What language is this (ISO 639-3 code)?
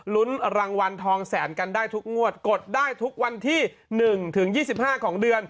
tha